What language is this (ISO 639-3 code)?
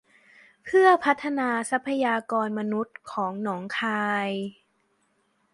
tha